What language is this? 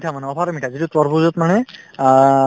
Assamese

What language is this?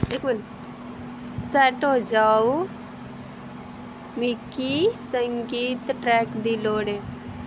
Dogri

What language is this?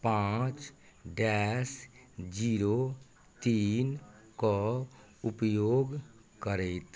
Maithili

